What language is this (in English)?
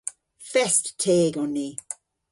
Cornish